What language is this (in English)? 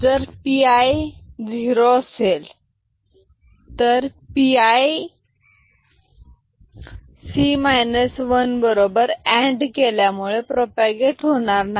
Marathi